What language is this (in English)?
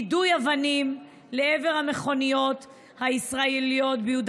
Hebrew